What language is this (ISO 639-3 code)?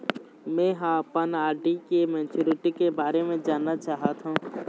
hne